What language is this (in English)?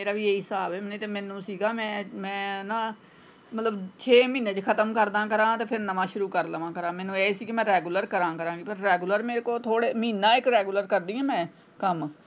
Punjabi